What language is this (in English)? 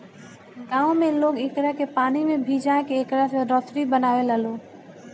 Bhojpuri